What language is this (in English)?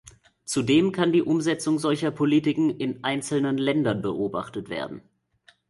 German